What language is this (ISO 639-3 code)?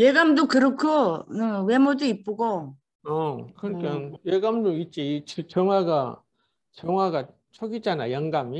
kor